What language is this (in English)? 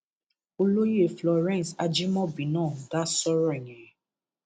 Yoruba